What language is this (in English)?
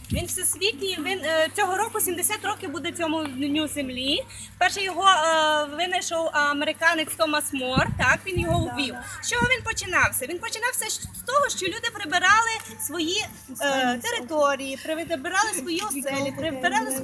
Ukrainian